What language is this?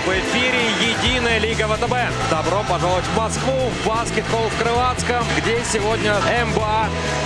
Russian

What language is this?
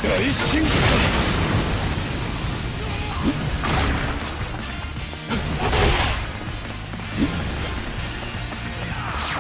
Japanese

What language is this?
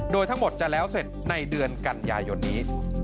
Thai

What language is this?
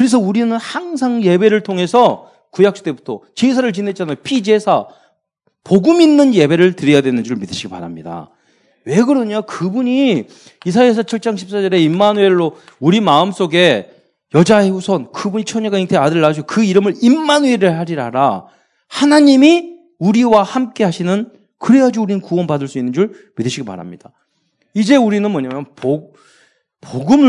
Korean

